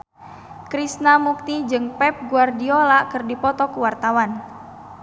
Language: Sundanese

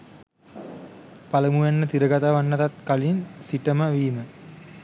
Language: Sinhala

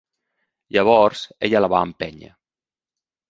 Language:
Catalan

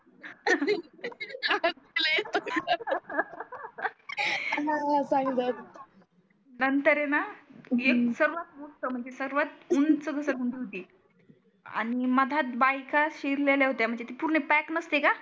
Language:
Marathi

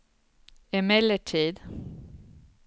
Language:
Swedish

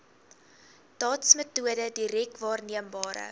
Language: Afrikaans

